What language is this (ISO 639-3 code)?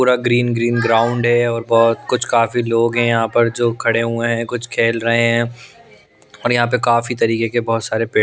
hin